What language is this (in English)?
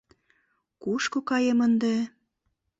Mari